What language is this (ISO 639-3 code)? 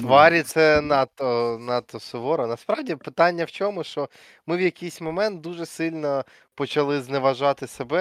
ukr